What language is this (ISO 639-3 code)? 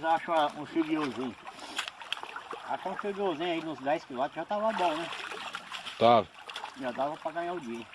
por